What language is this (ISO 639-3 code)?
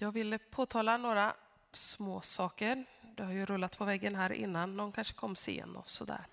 swe